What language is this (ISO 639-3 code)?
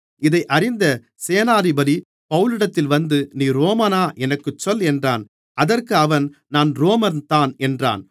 tam